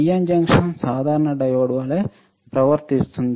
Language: Telugu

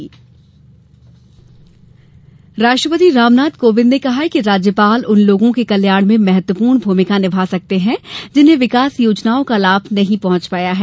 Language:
Hindi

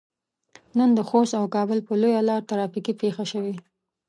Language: Pashto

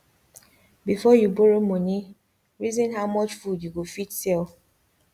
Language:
Nigerian Pidgin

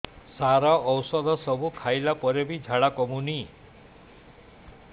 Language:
Odia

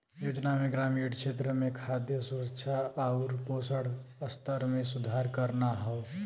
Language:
Bhojpuri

